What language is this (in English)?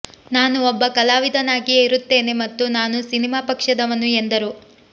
Kannada